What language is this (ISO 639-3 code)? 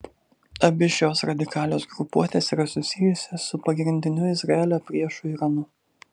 lit